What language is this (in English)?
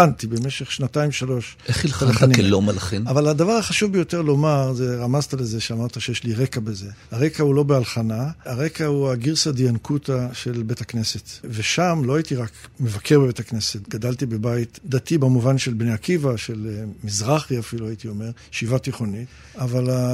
Hebrew